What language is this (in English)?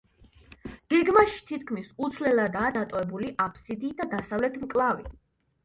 Georgian